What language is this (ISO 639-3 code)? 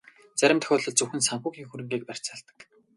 mon